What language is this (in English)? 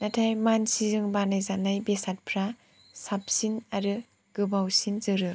Bodo